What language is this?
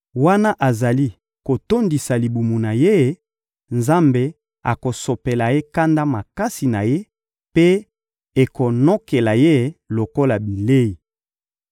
Lingala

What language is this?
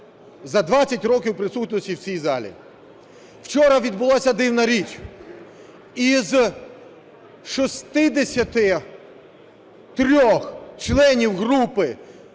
Ukrainian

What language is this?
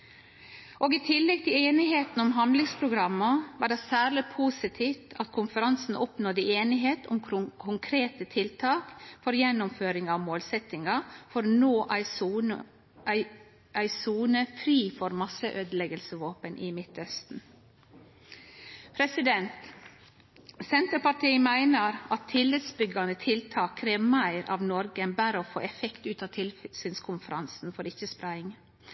Norwegian Nynorsk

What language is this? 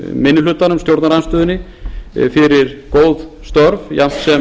Icelandic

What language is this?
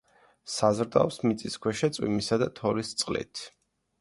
Georgian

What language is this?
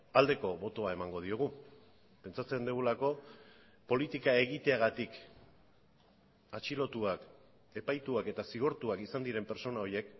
Basque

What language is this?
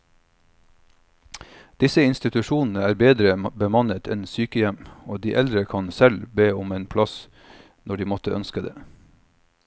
Norwegian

